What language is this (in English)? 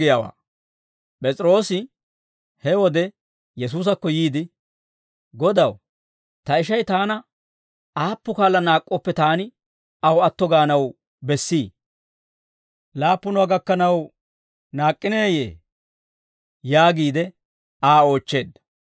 Dawro